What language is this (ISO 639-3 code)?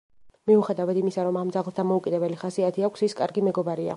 kat